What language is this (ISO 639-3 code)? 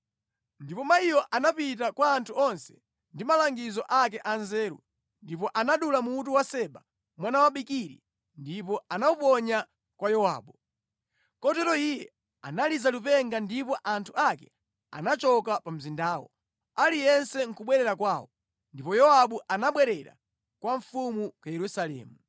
nya